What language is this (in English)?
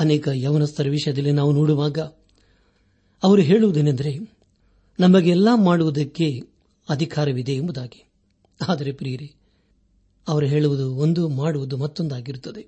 Kannada